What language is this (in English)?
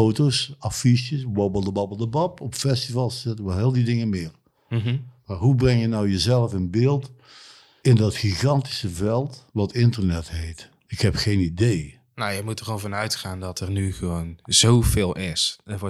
Dutch